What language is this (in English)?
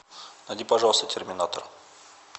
Russian